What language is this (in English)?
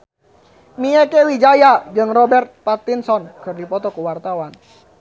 Sundanese